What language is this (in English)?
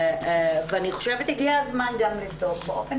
Hebrew